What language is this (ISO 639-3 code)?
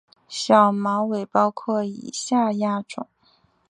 zho